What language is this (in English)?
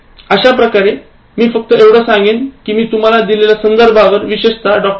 Marathi